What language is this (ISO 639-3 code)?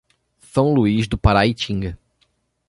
por